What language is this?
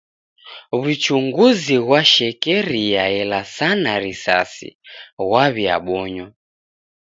Taita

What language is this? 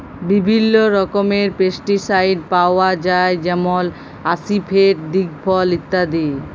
Bangla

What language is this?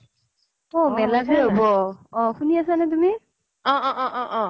Assamese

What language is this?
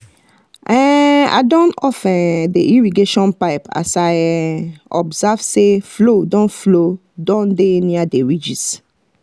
Nigerian Pidgin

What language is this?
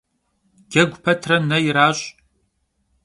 Kabardian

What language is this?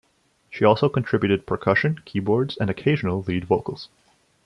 English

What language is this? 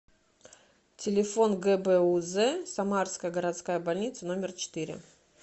Russian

